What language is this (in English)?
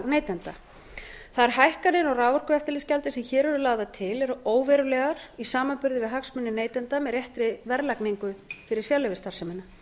Icelandic